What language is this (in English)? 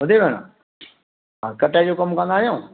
Sindhi